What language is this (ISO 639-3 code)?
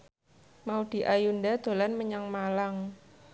jav